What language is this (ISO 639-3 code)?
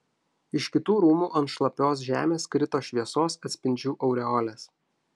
lit